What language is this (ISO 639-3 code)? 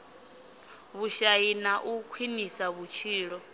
ven